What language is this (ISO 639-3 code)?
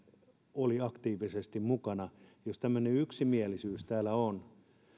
fin